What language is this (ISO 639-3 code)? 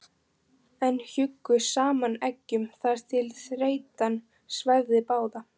isl